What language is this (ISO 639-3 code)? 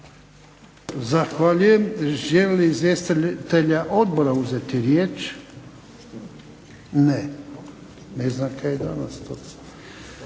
hrv